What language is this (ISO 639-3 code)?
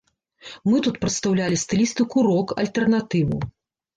bel